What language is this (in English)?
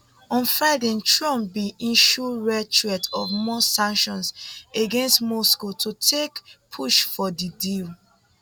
Nigerian Pidgin